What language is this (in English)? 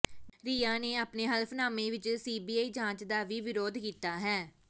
Punjabi